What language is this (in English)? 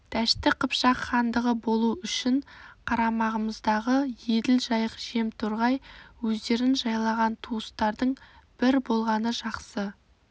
Kazakh